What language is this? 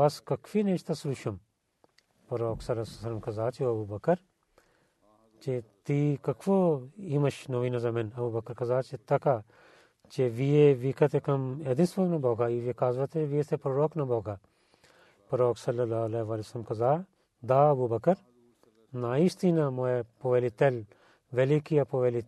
Bulgarian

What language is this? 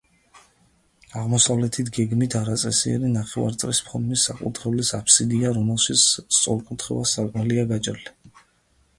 Georgian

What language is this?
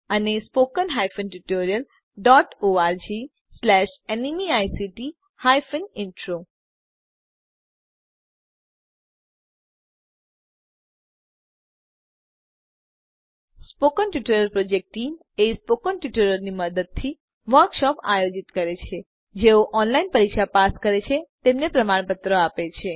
Gujarati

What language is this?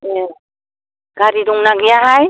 Bodo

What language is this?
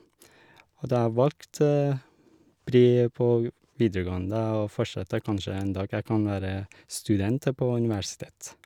Norwegian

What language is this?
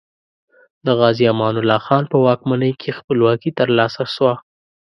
Pashto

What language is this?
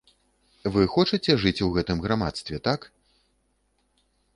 Belarusian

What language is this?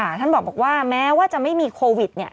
Thai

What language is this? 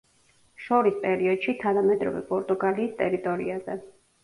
Georgian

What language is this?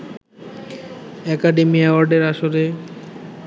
Bangla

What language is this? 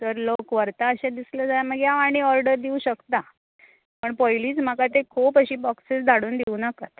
Konkani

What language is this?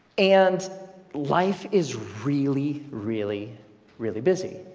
English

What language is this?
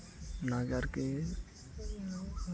Santali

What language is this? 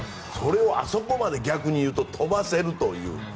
Japanese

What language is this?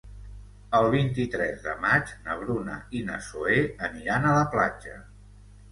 Catalan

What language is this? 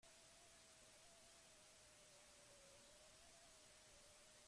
Basque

